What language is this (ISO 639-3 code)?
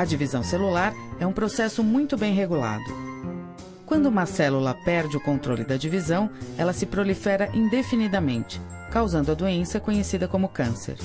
por